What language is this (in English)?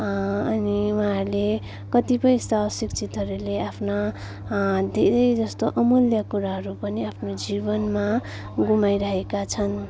Nepali